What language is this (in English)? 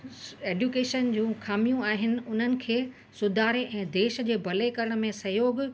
Sindhi